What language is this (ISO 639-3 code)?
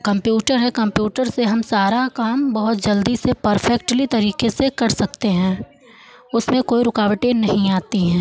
hin